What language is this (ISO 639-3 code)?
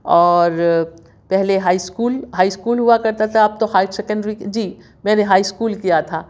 urd